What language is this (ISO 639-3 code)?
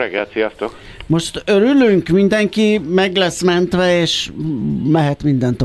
hun